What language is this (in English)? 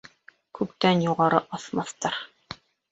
Bashkir